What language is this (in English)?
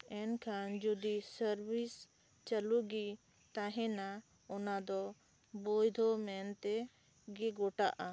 Santali